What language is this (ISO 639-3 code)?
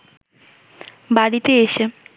ben